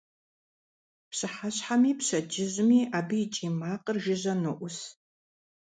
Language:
Kabardian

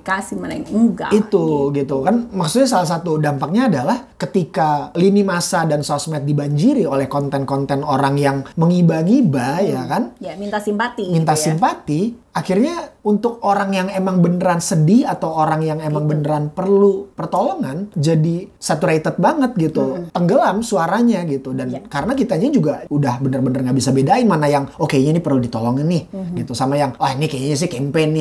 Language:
Indonesian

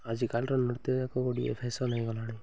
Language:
Odia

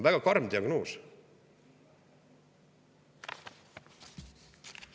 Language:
Estonian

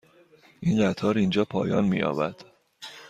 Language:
Persian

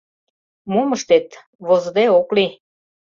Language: Mari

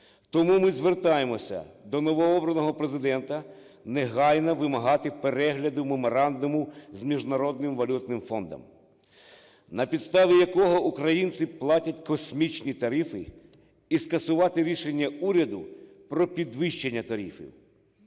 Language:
Ukrainian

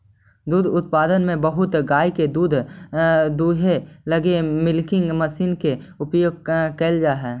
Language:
Magahi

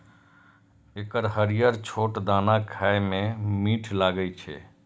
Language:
Maithili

